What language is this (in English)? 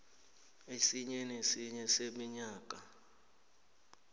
South Ndebele